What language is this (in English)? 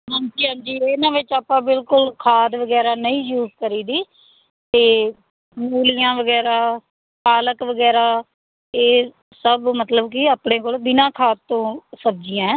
Punjabi